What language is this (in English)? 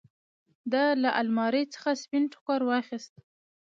Pashto